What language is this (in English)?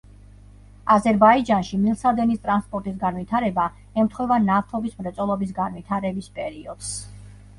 Georgian